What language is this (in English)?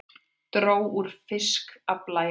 Icelandic